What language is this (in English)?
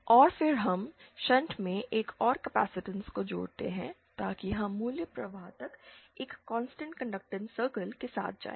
Hindi